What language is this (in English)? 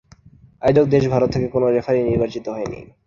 Bangla